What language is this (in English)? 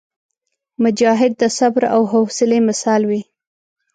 Pashto